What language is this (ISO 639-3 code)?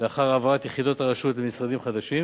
heb